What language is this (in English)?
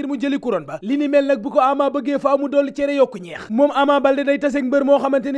French